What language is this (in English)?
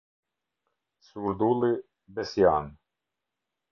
Albanian